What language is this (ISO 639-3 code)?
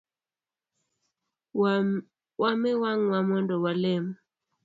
luo